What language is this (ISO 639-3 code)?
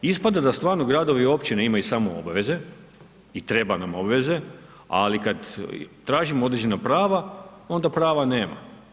hrv